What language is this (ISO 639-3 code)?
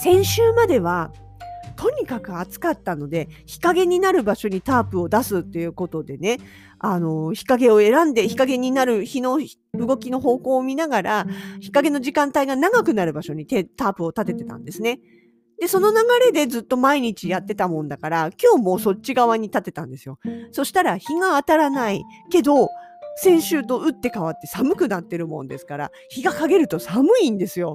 jpn